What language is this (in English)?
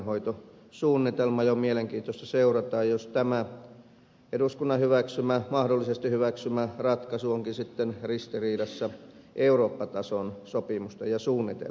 Finnish